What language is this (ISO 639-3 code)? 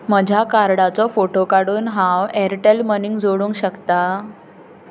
kok